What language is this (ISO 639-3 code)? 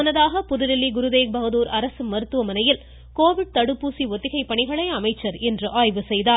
tam